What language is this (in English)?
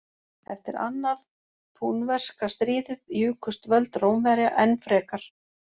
Icelandic